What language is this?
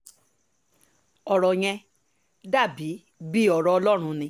Yoruba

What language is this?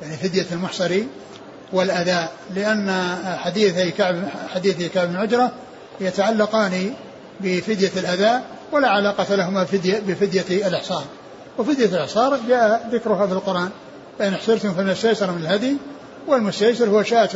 Arabic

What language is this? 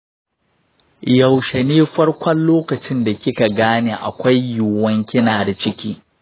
Hausa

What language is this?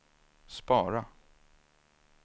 Swedish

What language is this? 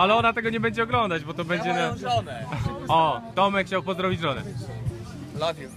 Polish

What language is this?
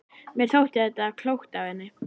Icelandic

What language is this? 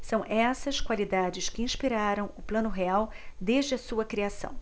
Portuguese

